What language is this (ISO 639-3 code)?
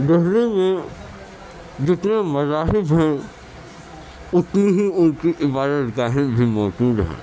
urd